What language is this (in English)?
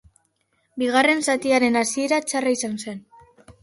Basque